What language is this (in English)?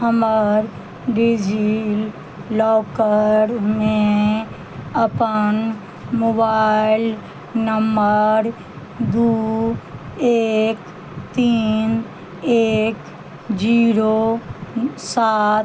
Maithili